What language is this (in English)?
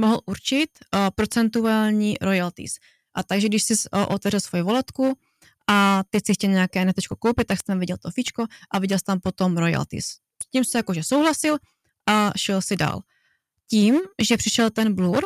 Czech